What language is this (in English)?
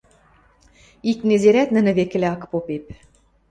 Western Mari